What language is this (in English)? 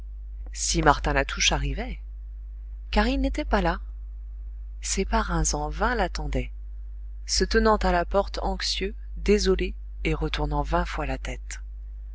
French